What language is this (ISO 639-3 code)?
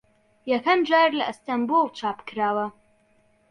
ckb